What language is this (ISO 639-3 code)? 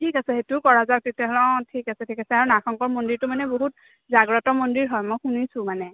asm